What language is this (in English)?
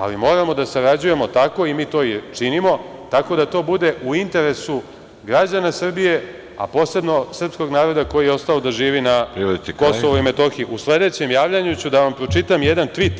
Serbian